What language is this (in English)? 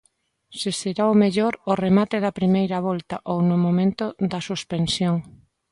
Galician